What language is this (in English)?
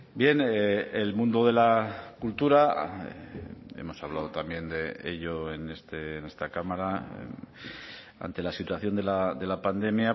Spanish